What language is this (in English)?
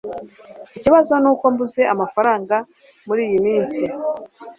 Kinyarwanda